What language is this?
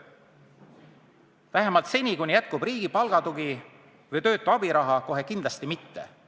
Estonian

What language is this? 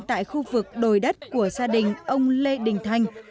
Vietnamese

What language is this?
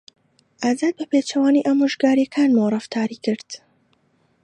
Central Kurdish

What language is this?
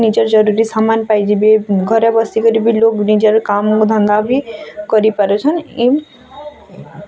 Odia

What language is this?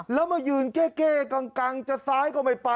Thai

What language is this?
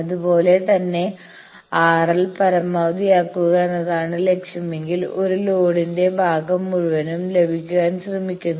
Malayalam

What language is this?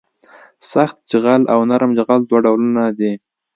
Pashto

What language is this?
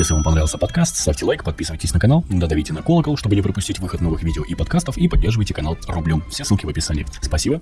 Russian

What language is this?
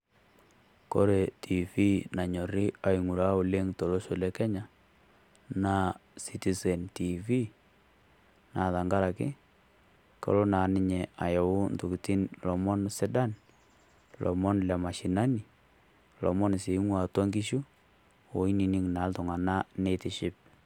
Masai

